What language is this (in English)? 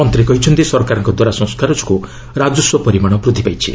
Odia